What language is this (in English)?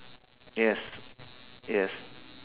English